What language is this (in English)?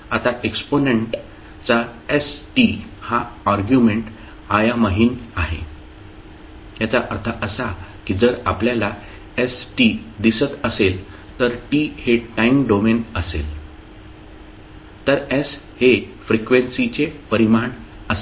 Marathi